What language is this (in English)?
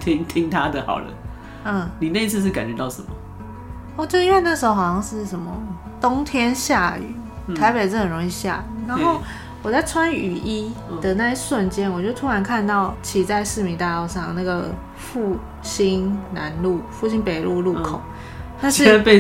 Chinese